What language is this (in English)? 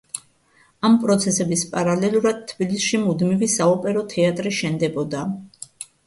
Georgian